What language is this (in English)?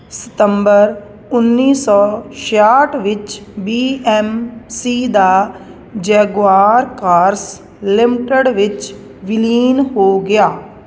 Punjabi